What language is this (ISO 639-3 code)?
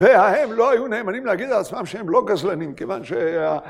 heb